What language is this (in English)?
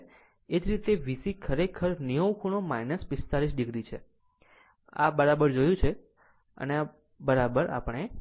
Gujarati